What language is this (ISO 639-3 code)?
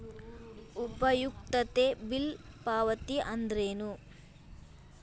kan